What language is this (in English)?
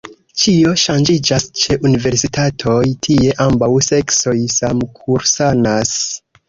Esperanto